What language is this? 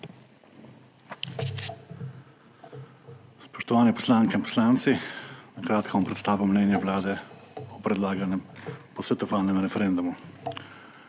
Slovenian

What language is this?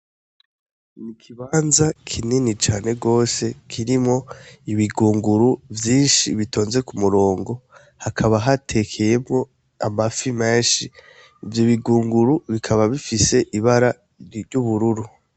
Rundi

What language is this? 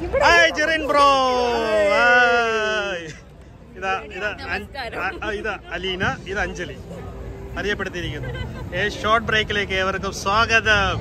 Malayalam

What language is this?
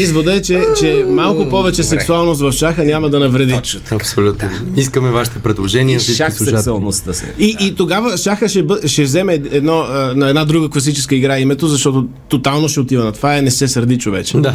Bulgarian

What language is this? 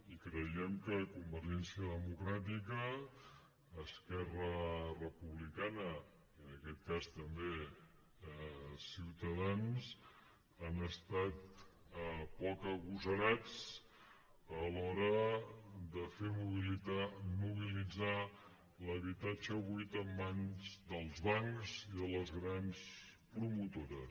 Catalan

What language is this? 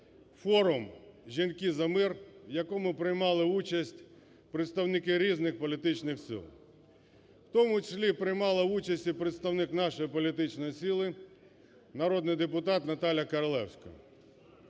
Ukrainian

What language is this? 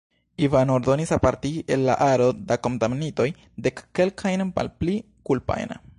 Esperanto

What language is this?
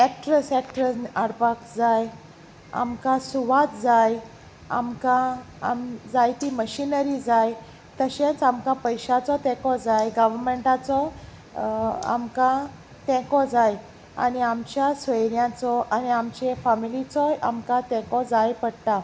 Konkani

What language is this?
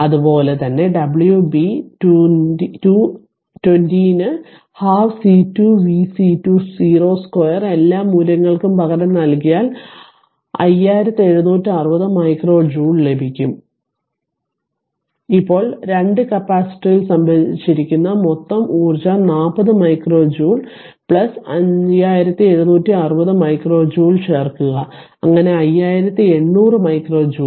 Malayalam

